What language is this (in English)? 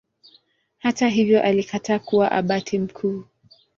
Swahili